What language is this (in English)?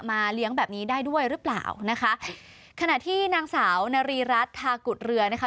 Thai